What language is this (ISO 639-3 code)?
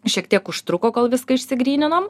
lit